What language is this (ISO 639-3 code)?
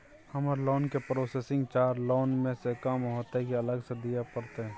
mai